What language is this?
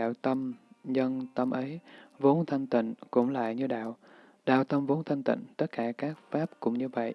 Vietnamese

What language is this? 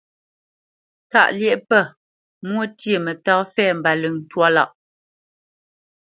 Bamenyam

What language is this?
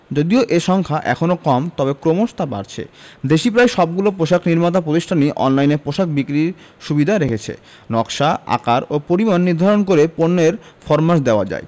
Bangla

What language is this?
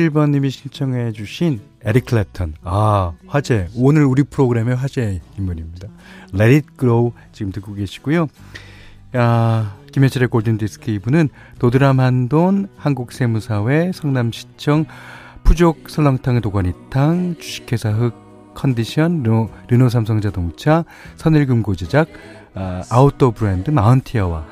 Korean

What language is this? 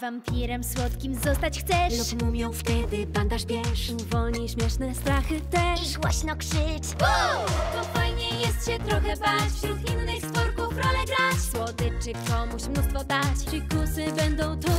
Polish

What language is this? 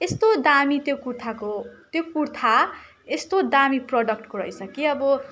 Nepali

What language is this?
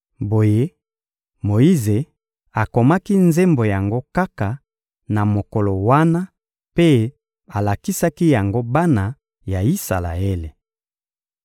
Lingala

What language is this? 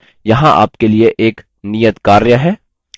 Hindi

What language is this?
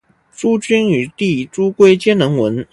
Chinese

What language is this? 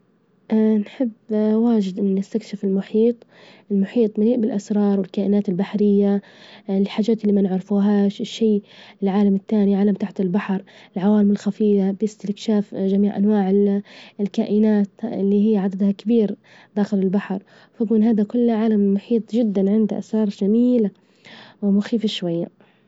Libyan Arabic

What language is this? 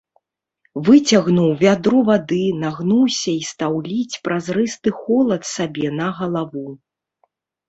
Belarusian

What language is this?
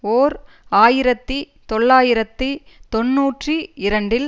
Tamil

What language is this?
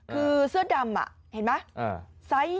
Thai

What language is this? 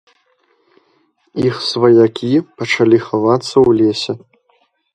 Belarusian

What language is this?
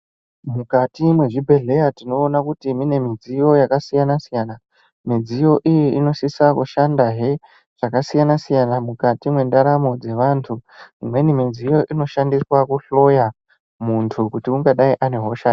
Ndau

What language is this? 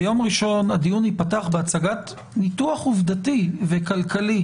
Hebrew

